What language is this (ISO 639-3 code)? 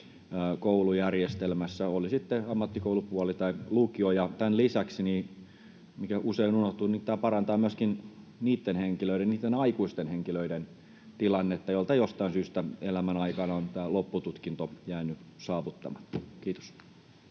fin